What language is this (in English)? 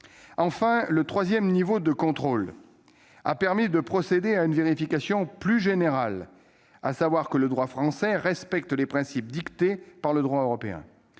French